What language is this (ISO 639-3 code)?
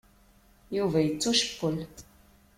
kab